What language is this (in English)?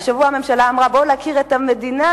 Hebrew